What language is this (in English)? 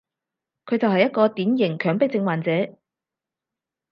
Cantonese